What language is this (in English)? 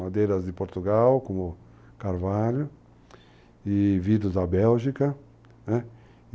Portuguese